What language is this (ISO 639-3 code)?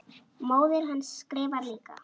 isl